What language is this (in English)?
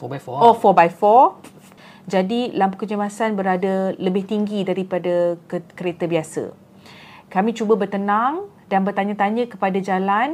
Malay